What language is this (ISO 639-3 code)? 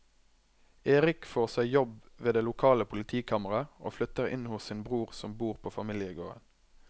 nor